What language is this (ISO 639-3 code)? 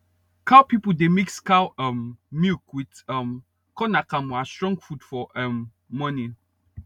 pcm